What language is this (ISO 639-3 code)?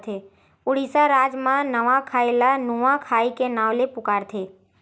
hne